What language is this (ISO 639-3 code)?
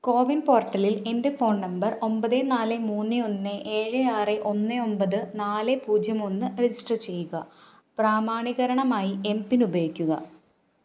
mal